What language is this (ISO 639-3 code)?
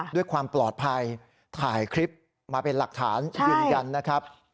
tha